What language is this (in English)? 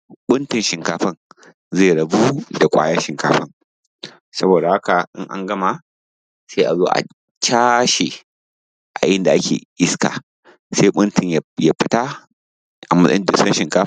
Hausa